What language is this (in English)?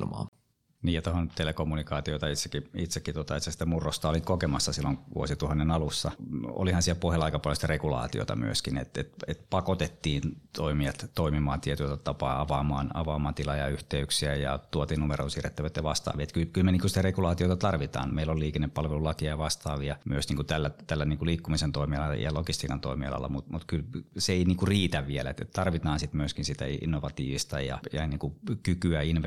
Finnish